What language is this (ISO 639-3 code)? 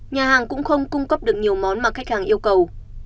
vie